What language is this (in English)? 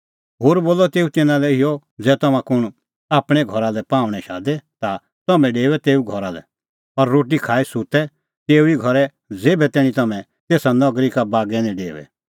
Kullu Pahari